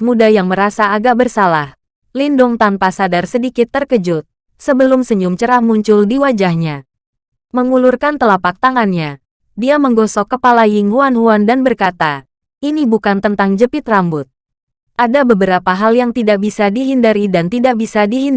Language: Indonesian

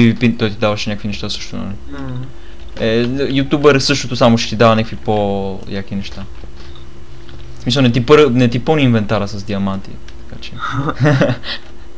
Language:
Bulgarian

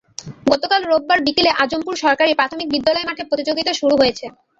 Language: Bangla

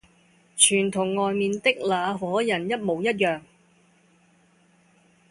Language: Cantonese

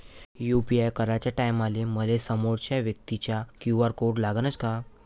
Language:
Marathi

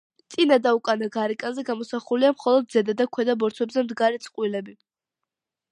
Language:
Georgian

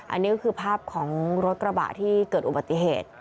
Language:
Thai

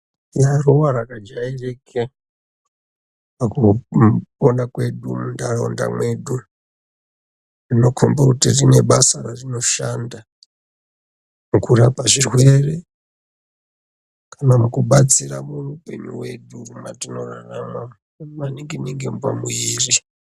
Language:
Ndau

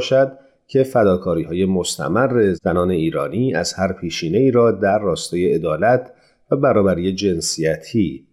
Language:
Persian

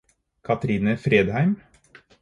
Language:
Norwegian Bokmål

